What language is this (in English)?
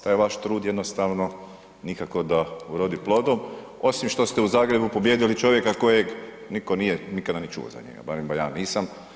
Croatian